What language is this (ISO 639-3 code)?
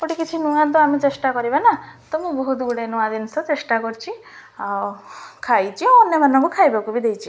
ori